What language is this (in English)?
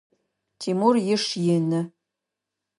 Adyghe